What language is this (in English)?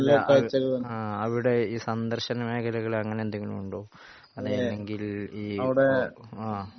Malayalam